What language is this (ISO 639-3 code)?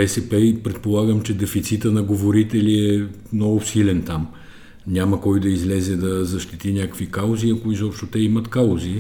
bul